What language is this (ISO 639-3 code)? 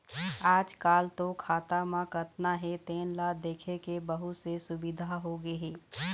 hne